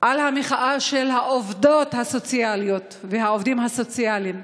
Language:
Hebrew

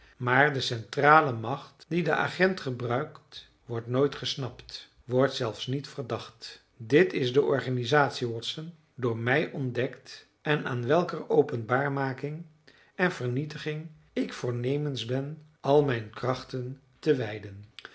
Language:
Dutch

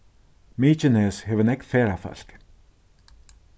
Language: Faroese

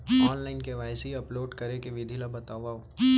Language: Chhattisgarhi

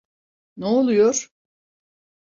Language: Turkish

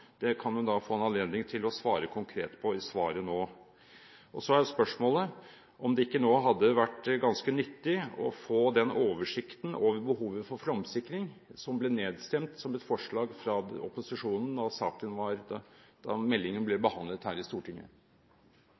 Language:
Norwegian Bokmål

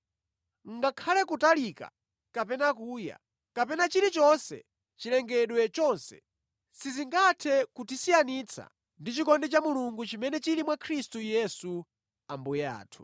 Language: Nyanja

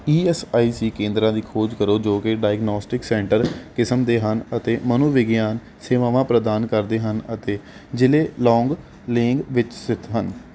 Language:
Punjabi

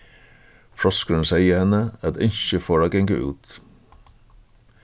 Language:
Faroese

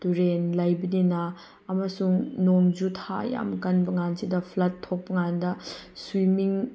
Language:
Manipuri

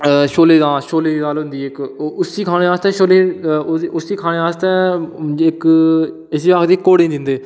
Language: Dogri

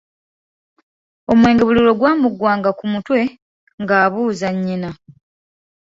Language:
Ganda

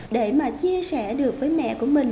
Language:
Vietnamese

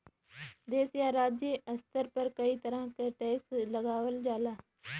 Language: Bhojpuri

